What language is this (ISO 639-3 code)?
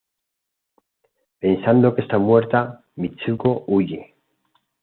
spa